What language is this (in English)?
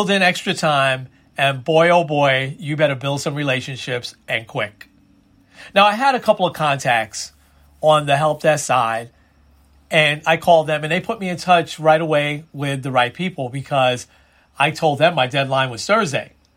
English